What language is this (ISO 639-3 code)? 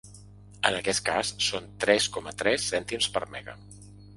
cat